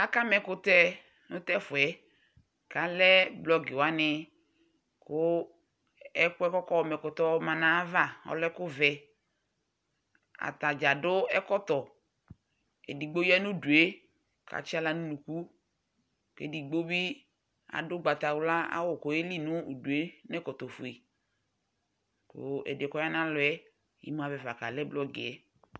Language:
Ikposo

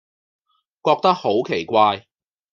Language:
Cantonese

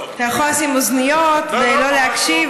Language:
Hebrew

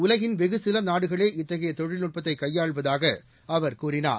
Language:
Tamil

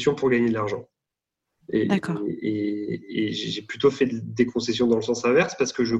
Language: French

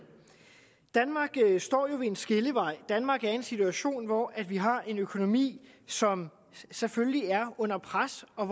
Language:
Danish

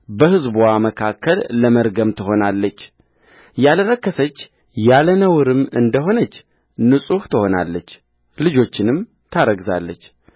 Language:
Amharic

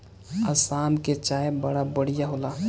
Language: Bhojpuri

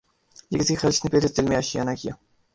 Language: Urdu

